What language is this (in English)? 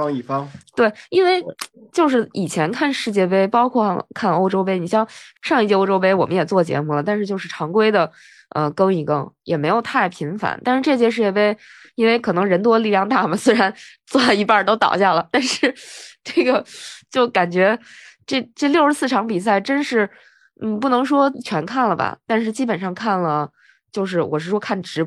Chinese